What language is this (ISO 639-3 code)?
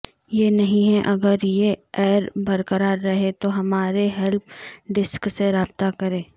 urd